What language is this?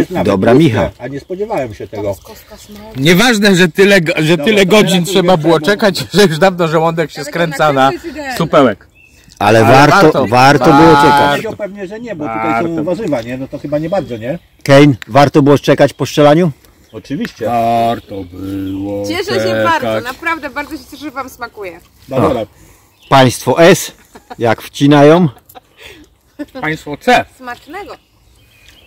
Polish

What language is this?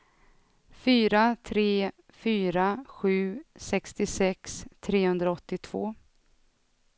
Swedish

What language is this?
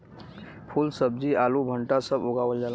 Bhojpuri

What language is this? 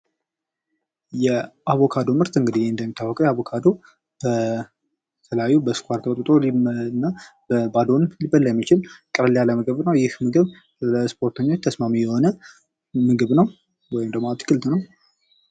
Amharic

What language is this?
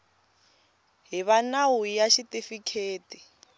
Tsonga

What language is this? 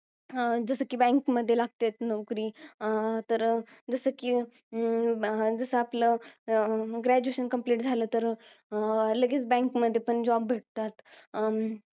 Marathi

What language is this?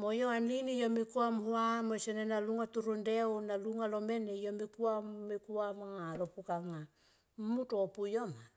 Tomoip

